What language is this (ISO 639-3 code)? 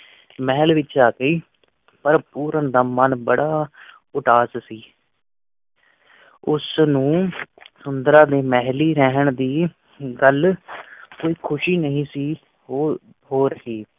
pan